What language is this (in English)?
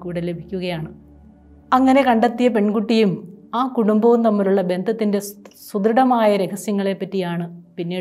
Malayalam